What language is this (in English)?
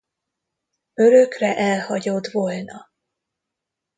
Hungarian